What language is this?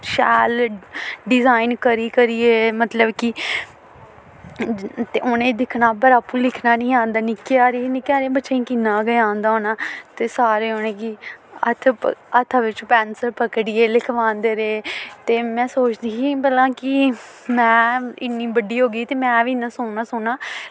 Dogri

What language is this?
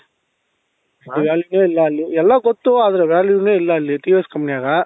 Kannada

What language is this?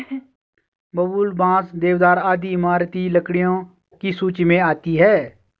Hindi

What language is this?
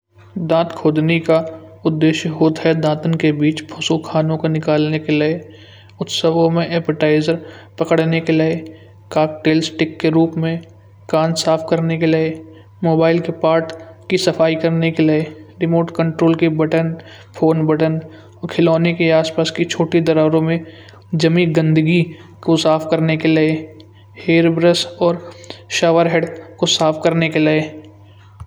Kanauji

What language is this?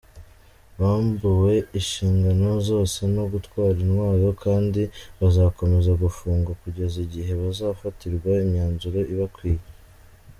Kinyarwanda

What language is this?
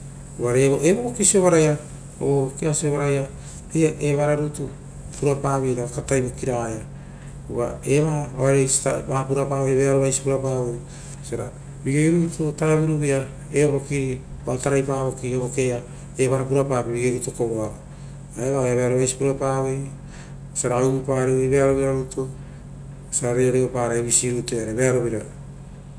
Rotokas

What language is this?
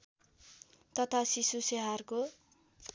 Nepali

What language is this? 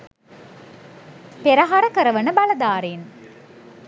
Sinhala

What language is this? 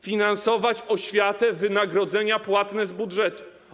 Polish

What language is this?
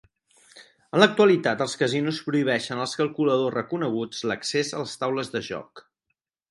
Catalan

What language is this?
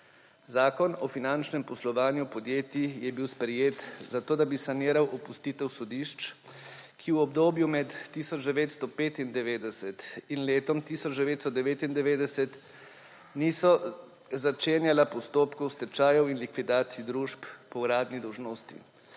Slovenian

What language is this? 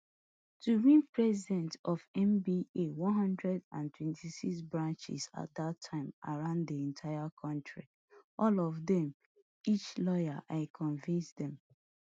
Nigerian Pidgin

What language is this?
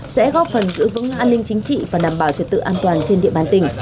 Vietnamese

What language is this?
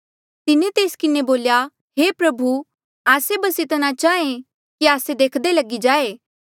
Mandeali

